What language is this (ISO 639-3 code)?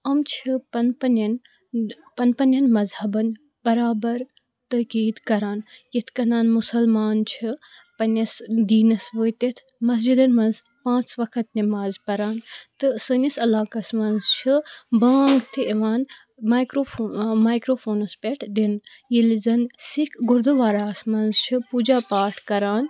kas